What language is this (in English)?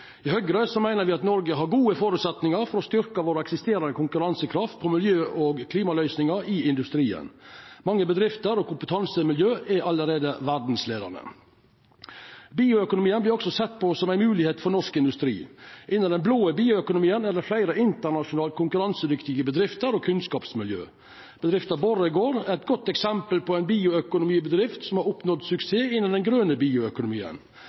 Norwegian Nynorsk